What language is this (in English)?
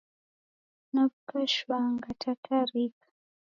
Taita